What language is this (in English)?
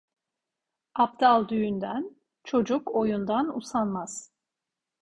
Turkish